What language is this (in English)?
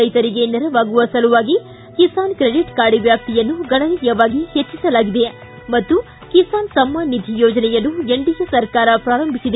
Kannada